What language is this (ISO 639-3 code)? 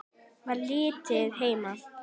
isl